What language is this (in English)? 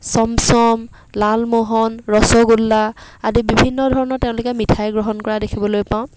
Assamese